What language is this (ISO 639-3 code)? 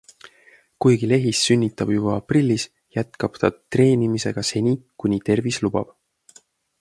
est